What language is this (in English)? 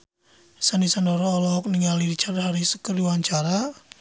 Sundanese